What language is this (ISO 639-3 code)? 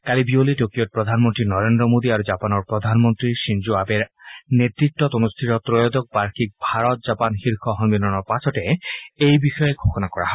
asm